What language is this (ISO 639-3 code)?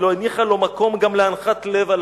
heb